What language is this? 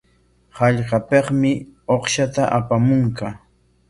Corongo Ancash Quechua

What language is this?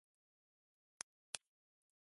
Japanese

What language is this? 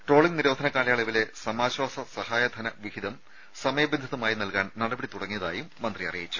Malayalam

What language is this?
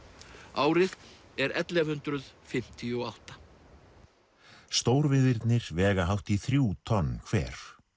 Icelandic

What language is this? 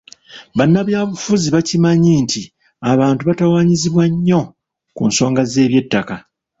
Ganda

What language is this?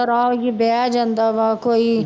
Punjabi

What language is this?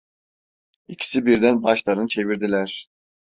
Turkish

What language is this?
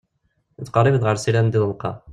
Kabyle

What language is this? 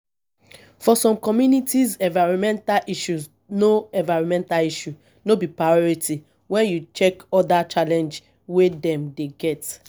Nigerian Pidgin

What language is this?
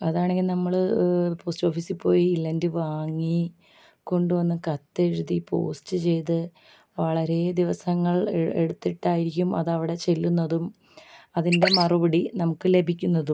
Malayalam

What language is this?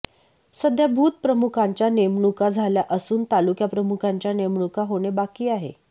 Marathi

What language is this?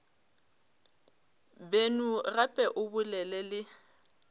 Northern Sotho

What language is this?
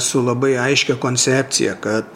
Lithuanian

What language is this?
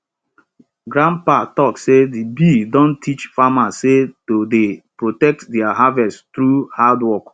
Nigerian Pidgin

